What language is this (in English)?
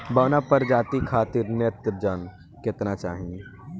Bhojpuri